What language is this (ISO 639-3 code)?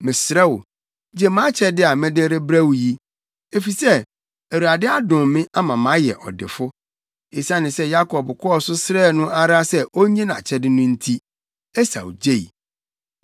aka